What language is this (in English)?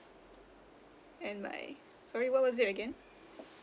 English